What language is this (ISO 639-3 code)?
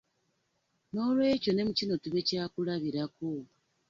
lug